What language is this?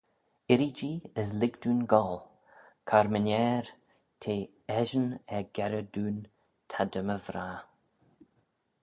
Manx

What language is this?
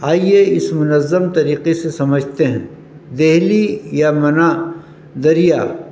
Urdu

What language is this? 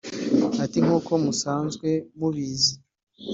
Kinyarwanda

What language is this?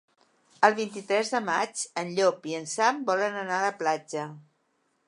Catalan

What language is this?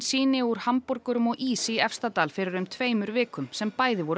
Icelandic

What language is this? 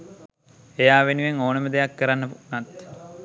Sinhala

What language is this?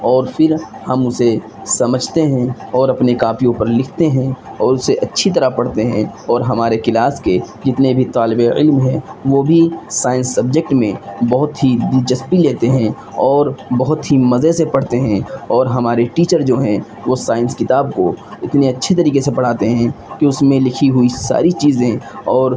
Urdu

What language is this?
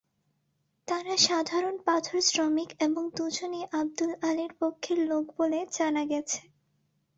Bangla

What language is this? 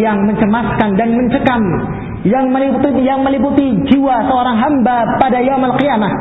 Filipino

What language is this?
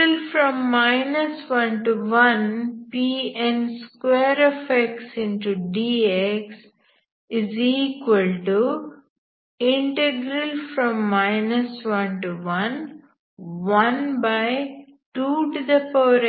Kannada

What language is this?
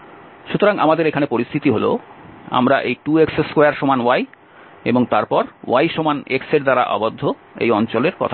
Bangla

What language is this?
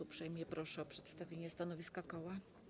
Polish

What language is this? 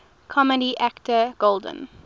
English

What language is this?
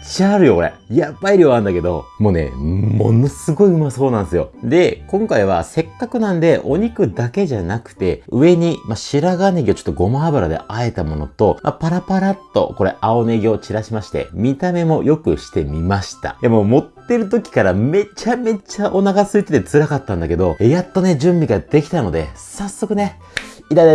Japanese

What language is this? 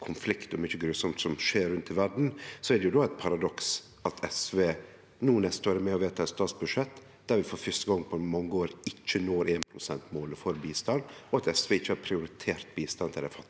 Norwegian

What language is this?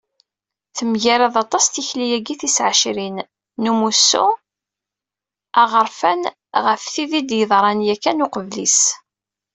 Kabyle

